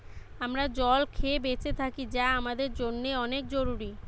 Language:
Bangla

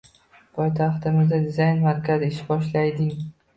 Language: Uzbek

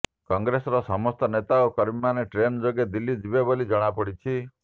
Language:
Odia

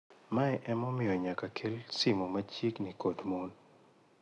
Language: Luo (Kenya and Tanzania)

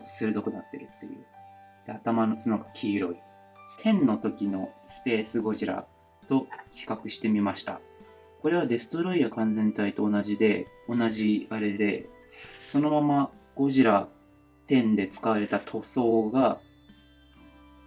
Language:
Japanese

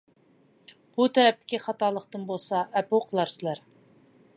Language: Uyghur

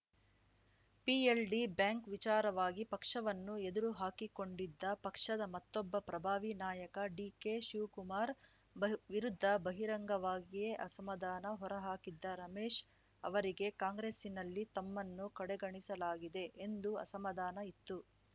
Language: Kannada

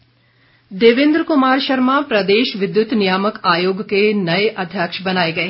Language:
Hindi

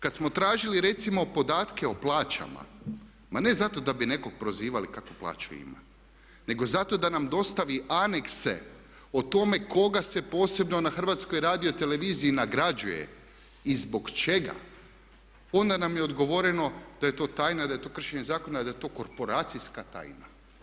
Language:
Croatian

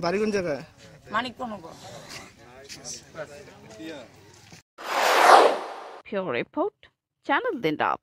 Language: Turkish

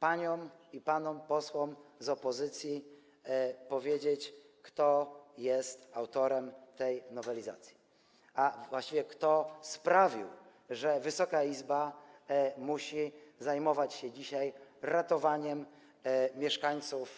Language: Polish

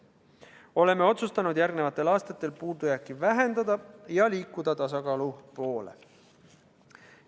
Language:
Estonian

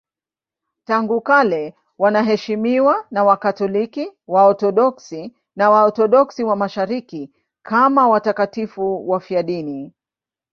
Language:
Swahili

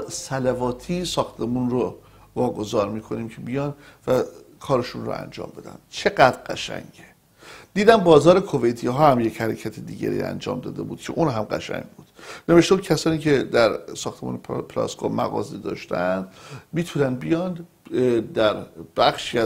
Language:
Persian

